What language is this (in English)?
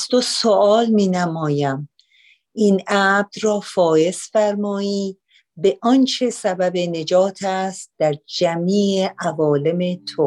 Persian